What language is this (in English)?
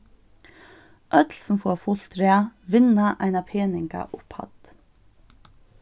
Faroese